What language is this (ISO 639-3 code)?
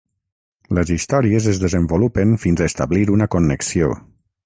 cat